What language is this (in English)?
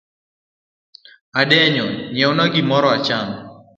Luo (Kenya and Tanzania)